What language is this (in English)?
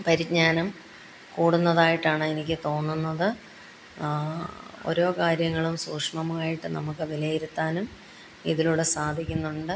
Malayalam